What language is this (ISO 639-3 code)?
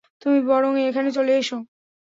ben